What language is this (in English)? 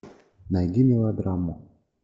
Russian